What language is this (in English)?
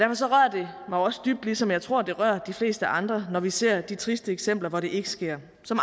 Danish